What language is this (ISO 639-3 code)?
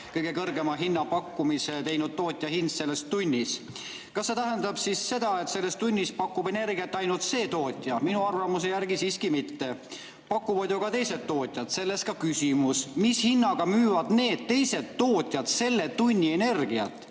est